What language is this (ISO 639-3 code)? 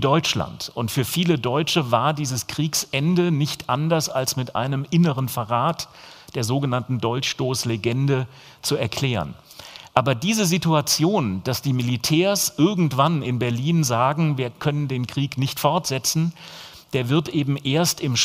deu